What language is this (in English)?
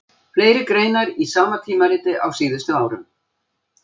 Icelandic